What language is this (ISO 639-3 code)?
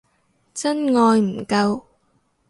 yue